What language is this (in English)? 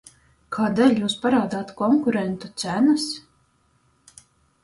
Latvian